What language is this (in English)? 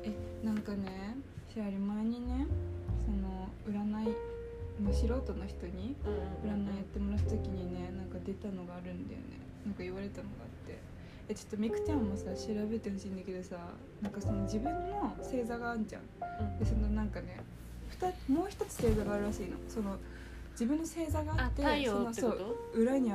Japanese